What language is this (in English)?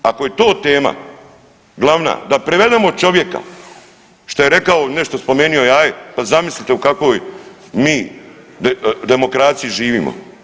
Croatian